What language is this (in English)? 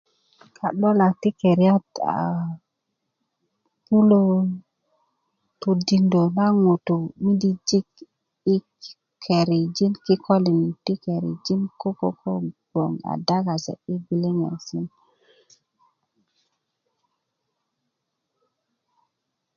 Kuku